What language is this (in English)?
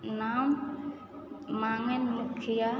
Maithili